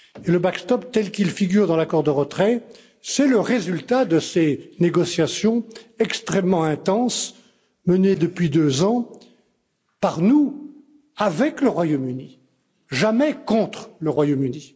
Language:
French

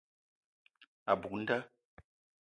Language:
Eton (Cameroon)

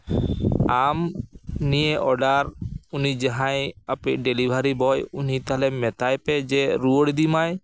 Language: Santali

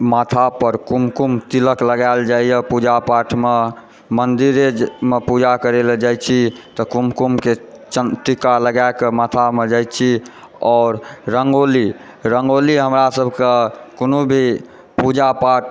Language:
Maithili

